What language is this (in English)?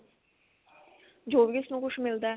Punjabi